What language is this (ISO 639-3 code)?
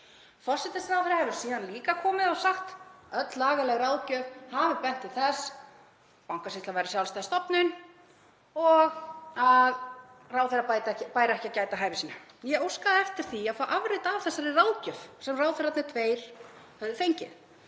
isl